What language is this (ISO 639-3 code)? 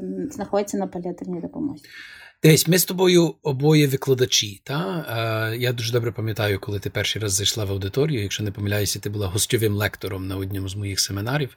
ukr